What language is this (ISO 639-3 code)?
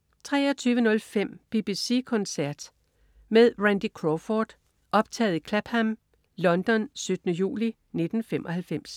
dan